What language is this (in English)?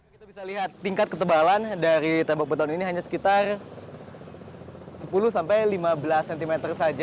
Indonesian